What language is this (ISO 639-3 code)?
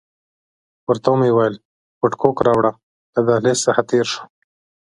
pus